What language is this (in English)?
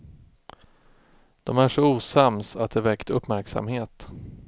Swedish